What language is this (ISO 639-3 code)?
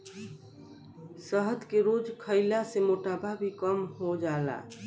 bho